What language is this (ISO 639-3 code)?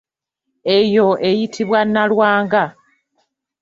lug